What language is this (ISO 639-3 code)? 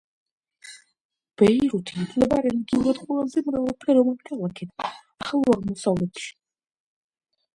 kat